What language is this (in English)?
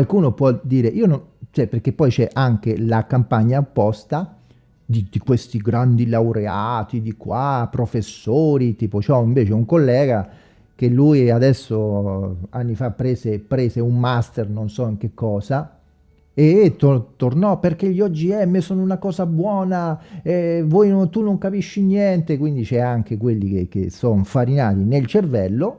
Italian